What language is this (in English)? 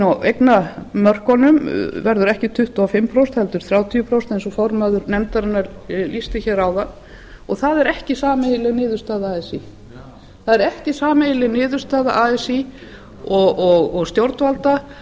Icelandic